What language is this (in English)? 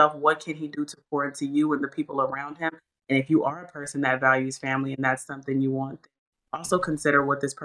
English